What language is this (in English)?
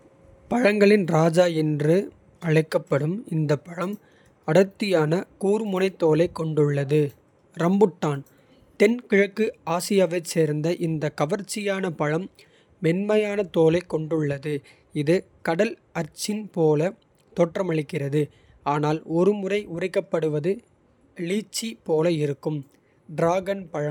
Kota (India)